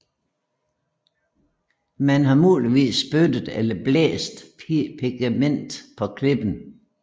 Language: Danish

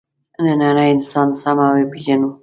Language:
Pashto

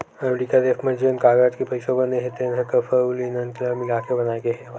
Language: Chhattisgarhi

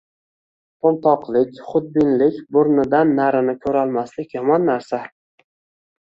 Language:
Uzbek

